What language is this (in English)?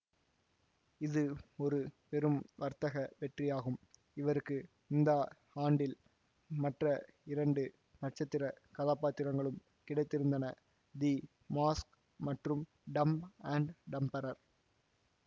Tamil